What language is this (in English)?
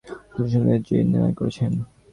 Bangla